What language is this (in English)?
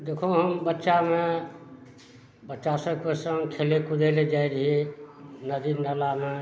Maithili